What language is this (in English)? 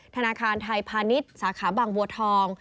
Thai